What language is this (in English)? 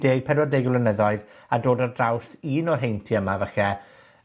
Welsh